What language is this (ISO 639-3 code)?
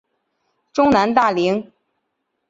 zho